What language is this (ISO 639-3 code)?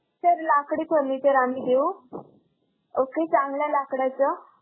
mar